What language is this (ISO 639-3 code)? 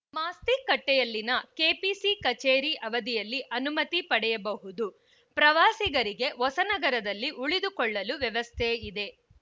kan